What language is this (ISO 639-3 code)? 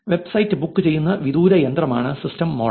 mal